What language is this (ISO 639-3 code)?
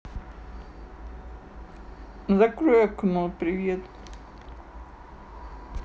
rus